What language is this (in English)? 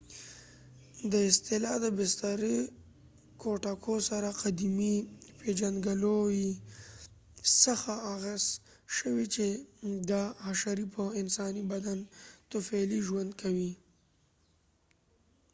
Pashto